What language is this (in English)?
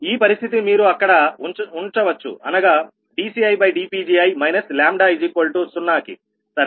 Telugu